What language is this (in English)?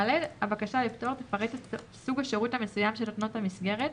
Hebrew